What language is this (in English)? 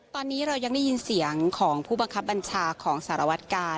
Thai